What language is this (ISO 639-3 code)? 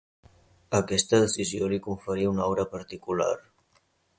cat